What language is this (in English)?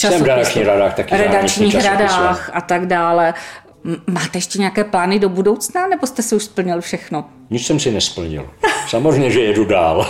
Czech